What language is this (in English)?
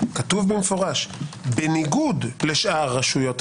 Hebrew